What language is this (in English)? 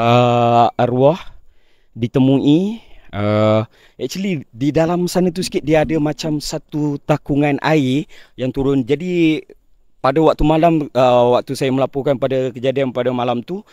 Malay